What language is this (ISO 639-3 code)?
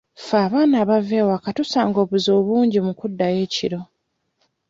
lug